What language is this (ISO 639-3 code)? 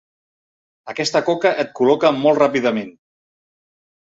cat